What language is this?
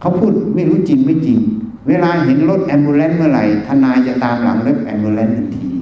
Thai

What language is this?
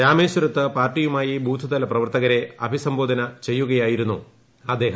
Malayalam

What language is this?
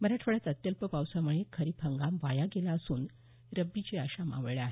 Marathi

